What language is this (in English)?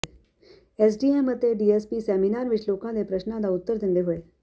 Punjabi